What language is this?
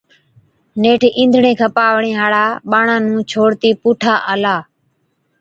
Od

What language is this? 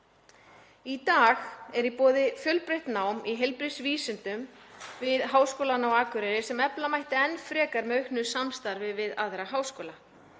Icelandic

